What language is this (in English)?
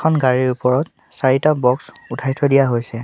Assamese